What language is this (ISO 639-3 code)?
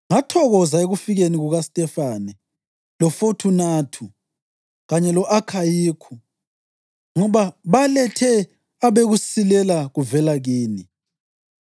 nde